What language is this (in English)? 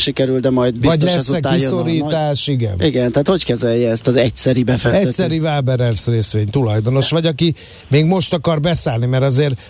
Hungarian